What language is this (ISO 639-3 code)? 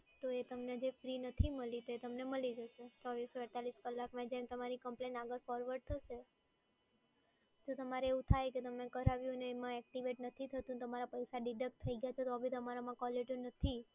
guj